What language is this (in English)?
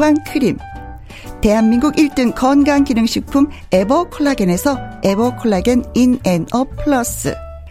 Korean